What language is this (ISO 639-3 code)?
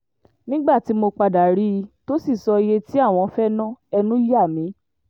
yor